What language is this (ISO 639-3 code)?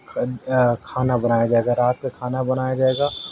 urd